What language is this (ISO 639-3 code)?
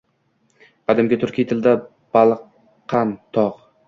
uzb